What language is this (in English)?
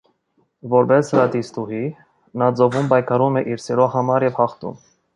Armenian